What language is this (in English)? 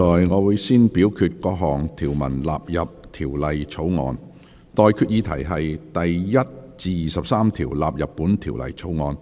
Cantonese